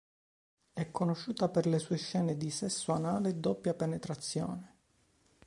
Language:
Italian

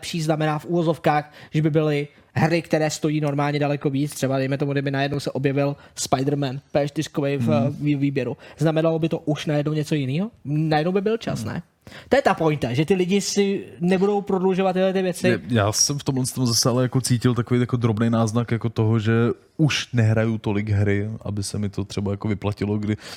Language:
Czech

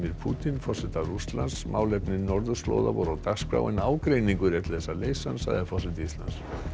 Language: Icelandic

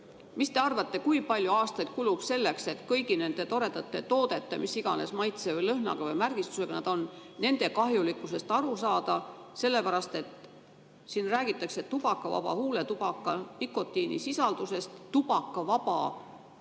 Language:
Estonian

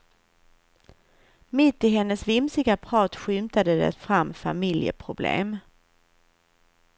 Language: Swedish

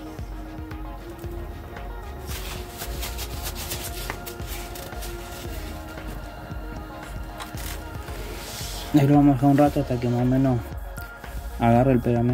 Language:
Spanish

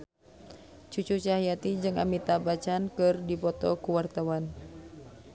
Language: Sundanese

